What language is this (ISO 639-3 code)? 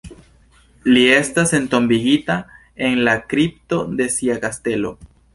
epo